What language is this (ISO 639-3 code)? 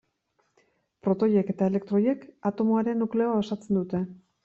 eus